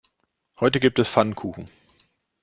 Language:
German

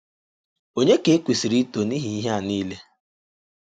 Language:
Igbo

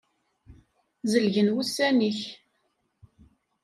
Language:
Kabyle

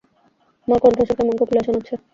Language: Bangla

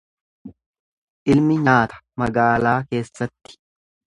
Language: Oromo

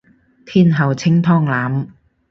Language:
Cantonese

